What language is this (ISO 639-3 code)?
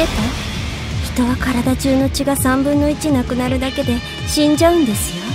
jpn